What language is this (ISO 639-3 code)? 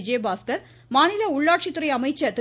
tam